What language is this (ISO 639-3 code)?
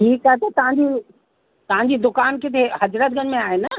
snd